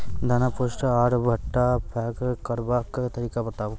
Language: Maithili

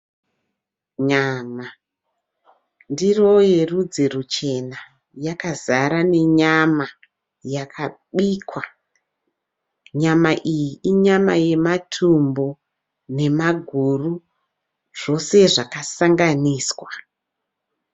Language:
Shona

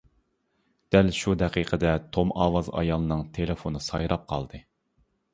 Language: Uyghur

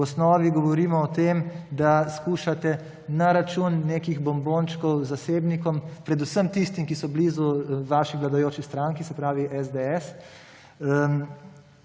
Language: Slovenian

